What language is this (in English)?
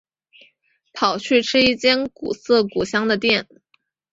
Chinese